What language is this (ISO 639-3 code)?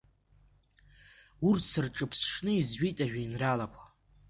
abk